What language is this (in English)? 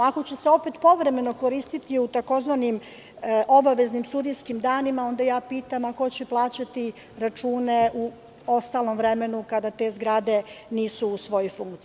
Serbian